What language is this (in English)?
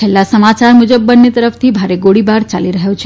Gujarati